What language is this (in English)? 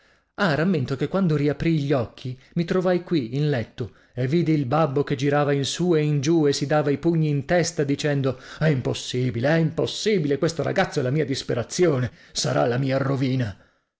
Italian